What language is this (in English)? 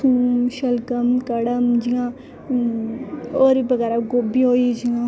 Dogri